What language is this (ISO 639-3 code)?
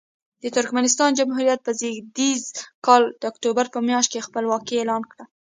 pus